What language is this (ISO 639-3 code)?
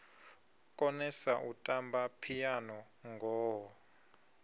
ven